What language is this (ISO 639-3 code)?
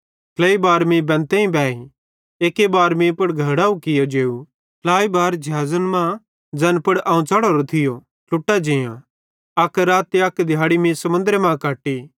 bhd